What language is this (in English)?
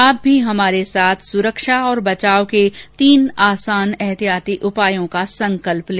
Hindi